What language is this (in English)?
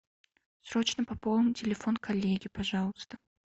Russian